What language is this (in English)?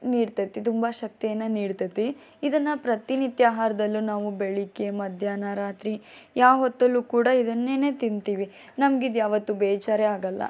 Kannada